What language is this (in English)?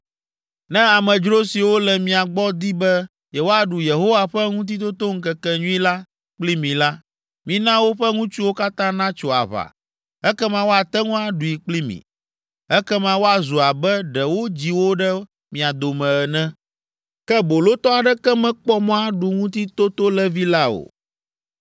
Ewe